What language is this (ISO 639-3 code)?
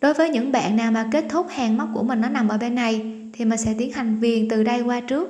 vie